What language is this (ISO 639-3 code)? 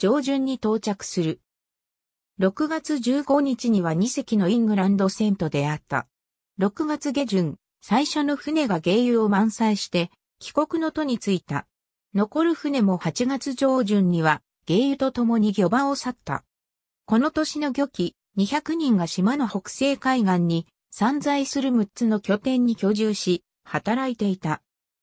jpn